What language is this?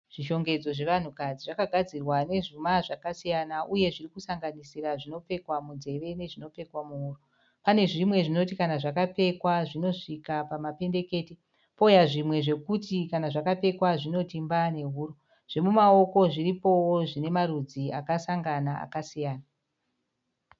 Shona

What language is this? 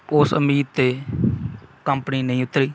Punjabi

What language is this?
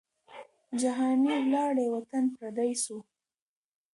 Pashto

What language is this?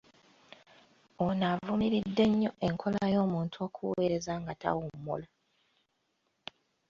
Ganda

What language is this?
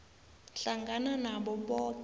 South Ndebele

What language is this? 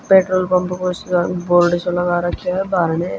Haryanvi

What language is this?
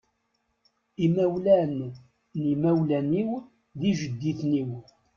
Kabyle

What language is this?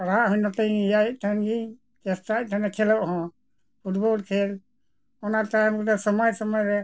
Santali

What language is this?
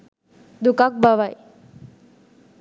Sinhala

